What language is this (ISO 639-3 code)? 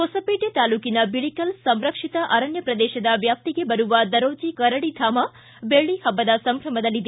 kan